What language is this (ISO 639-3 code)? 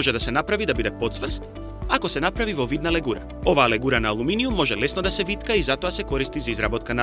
mkd